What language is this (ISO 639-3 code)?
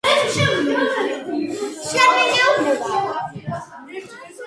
kat